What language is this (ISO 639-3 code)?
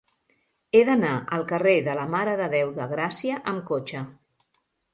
cat